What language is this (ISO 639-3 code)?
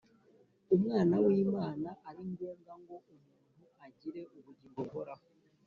kin